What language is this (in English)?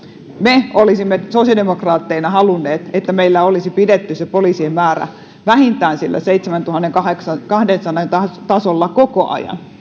Finnish